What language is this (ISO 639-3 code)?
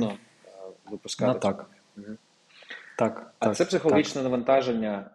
ukr